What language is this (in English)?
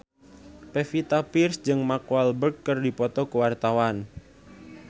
Sundanese